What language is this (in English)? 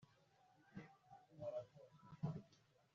Kinyarwanda